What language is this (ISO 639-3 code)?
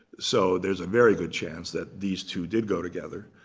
eng